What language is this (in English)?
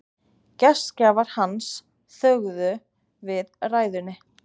Icelandic